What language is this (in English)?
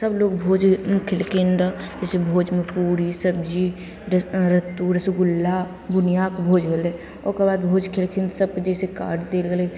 Maithili